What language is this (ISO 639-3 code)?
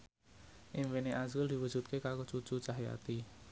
jav